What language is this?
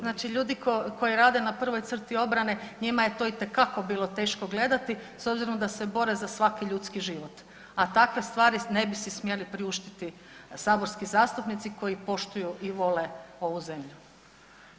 Croatian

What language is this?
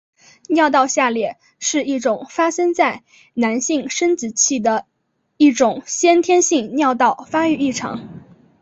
Chinese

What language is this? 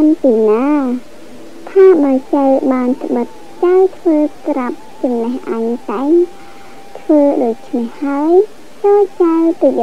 Thai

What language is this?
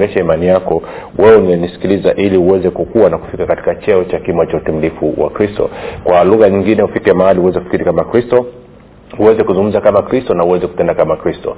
Swahili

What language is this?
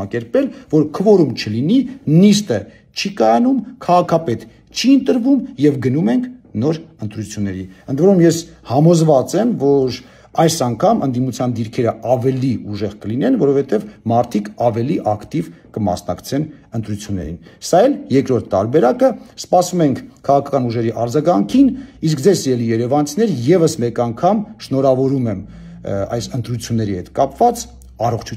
Turkish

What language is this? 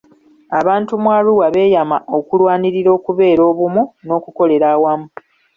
Ganda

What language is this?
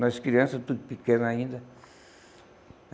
Portuguese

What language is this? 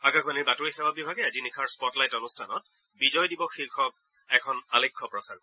Assamese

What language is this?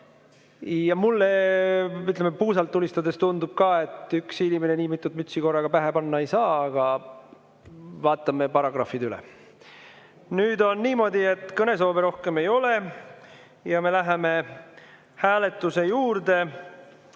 Estonian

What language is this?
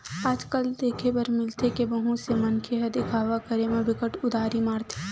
Chhattisgarhi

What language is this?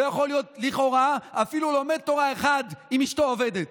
Hebrew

